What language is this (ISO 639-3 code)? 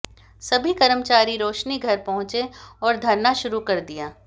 hin